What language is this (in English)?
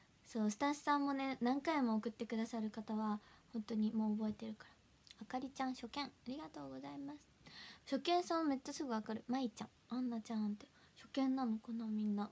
Japanese